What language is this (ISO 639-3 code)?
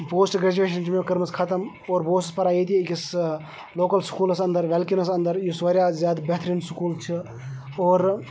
kas